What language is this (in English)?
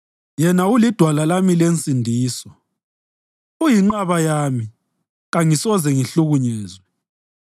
North Ndebele